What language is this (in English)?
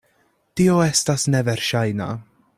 Esperanto